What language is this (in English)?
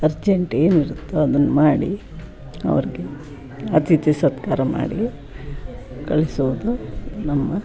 Kannada